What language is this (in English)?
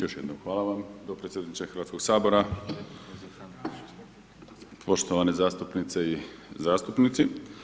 Croatian